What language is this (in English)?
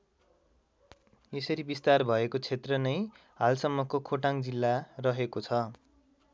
Nepali